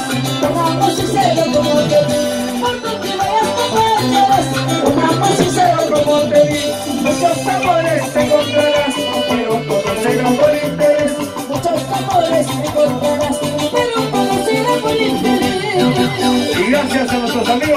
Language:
Romanian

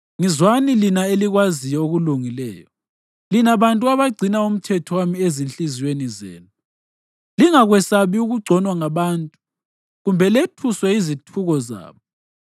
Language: North Ndebele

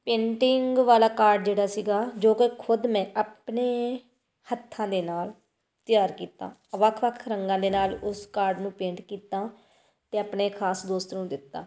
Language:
Punjabi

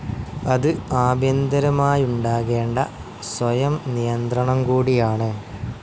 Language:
Malayalam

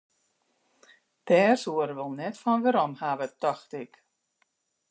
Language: Western Frisian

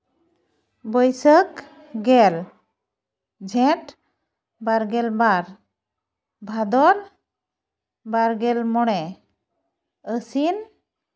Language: Santali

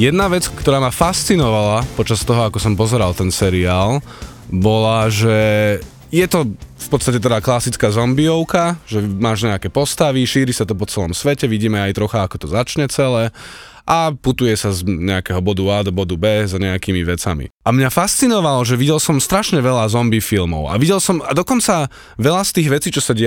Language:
Slovak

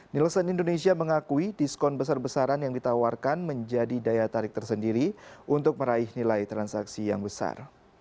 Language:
Indonesian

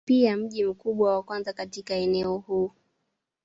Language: Swahili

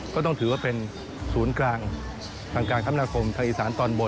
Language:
Thai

